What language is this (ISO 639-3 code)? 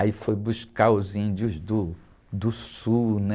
por